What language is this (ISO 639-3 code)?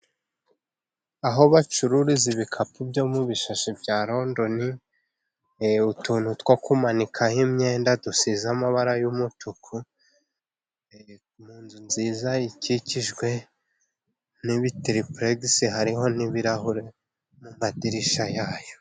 kin